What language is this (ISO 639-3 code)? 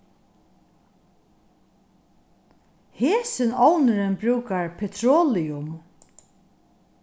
fao